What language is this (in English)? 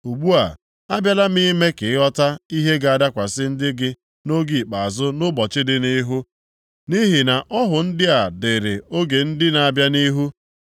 Igbo